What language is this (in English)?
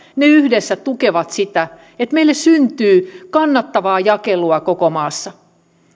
Finnish